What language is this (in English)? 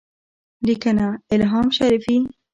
Pashto